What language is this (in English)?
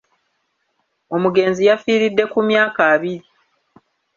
Ganda